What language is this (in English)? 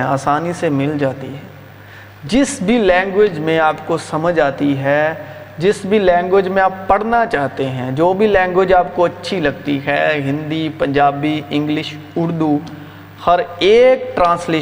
Urdu